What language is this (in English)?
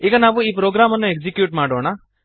Kannada